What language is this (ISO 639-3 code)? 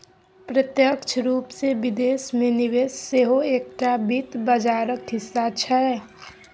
mai